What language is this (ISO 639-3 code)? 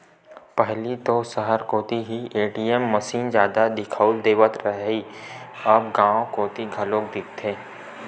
hne